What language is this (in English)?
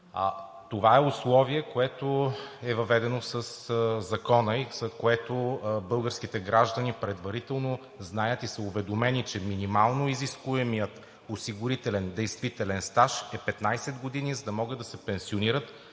Bulgarian